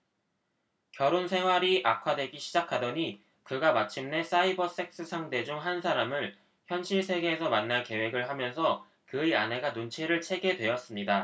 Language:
Korean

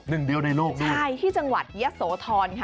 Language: Thai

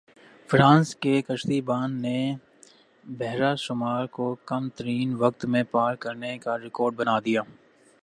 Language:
Urdu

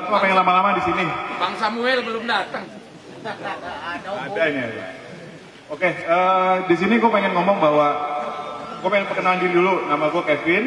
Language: Indonesian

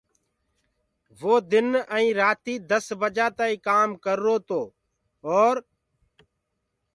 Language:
Gurgula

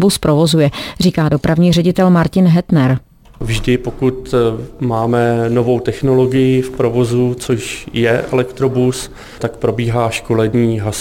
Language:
Czech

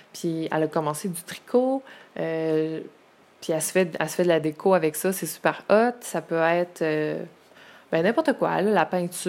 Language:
French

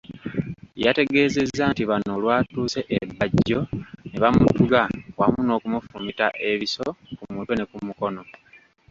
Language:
Ganda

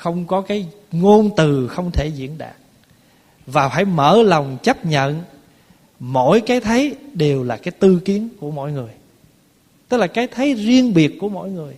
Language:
Vietnamese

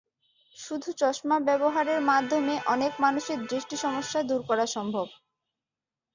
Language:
Bangla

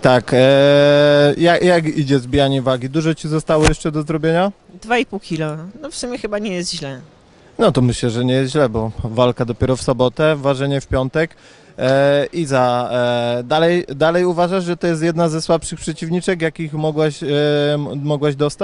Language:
Polish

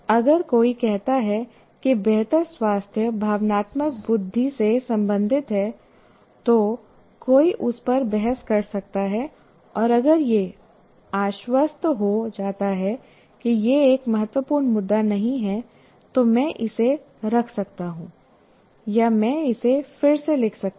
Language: Hindi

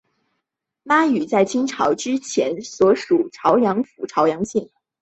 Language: Chinese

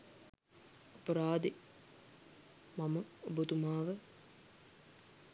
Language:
Sinhala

